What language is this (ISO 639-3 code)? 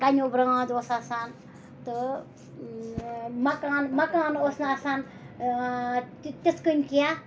kas